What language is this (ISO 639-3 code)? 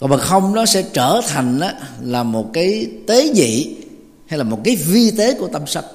vie